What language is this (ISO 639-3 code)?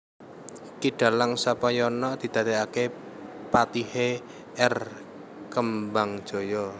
jav